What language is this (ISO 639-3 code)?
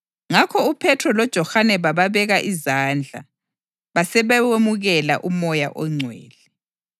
nde